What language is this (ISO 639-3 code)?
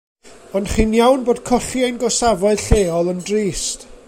cym